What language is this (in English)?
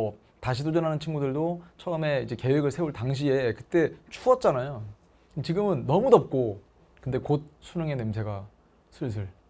Korean